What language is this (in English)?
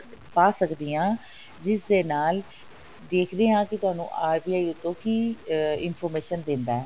Punjabi